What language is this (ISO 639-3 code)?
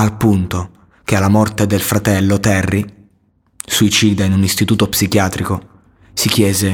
ita